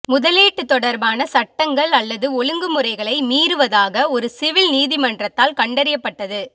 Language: Tamil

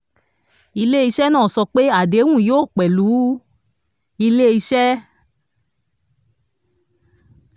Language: Yoruba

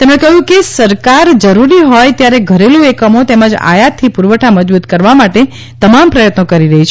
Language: Gujarati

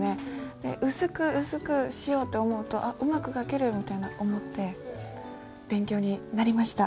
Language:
Japanese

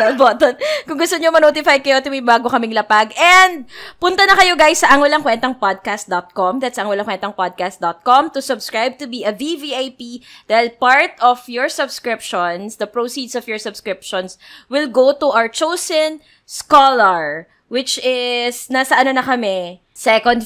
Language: Filipino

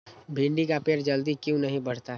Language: Magahi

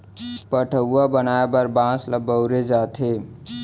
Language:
Chhattisgarhi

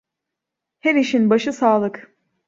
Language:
Turkish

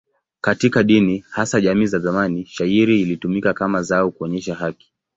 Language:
Swahili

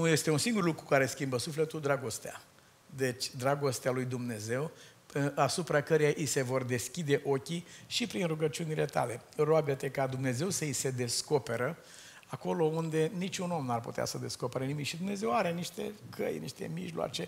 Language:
Romanian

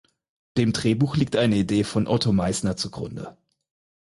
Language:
German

